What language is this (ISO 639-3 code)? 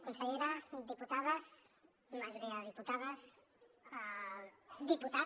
cat